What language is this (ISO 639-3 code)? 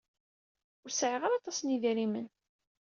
kab